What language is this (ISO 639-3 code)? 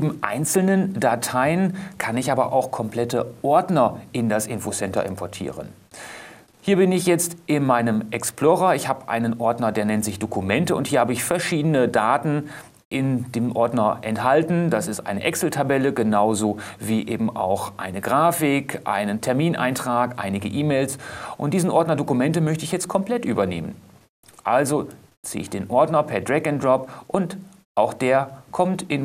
deu